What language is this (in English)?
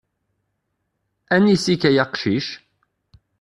Kabyle